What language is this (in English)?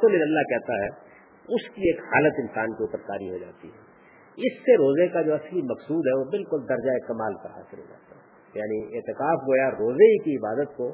Urdu